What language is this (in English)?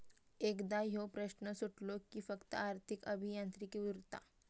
Marathi